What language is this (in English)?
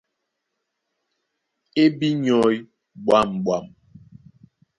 Duala